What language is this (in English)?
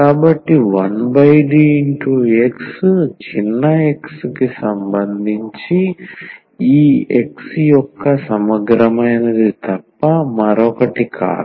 Telugu